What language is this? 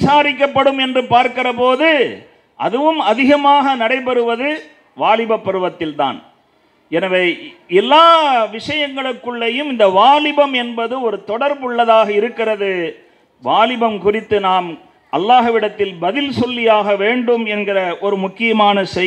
Tamil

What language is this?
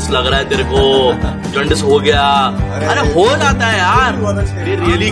Hindi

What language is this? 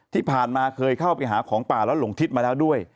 Thai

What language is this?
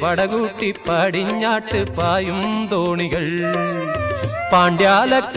Hindi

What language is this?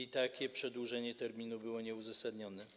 Polish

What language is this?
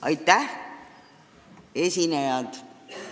Estonian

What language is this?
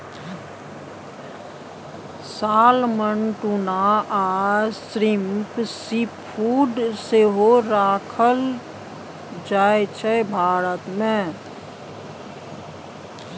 Maithili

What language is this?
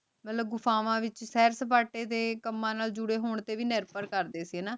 Punjabi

